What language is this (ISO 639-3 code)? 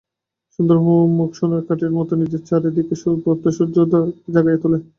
ben